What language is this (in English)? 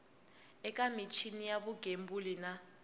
Tsonga